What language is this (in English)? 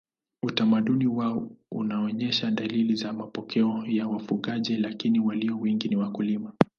Swahili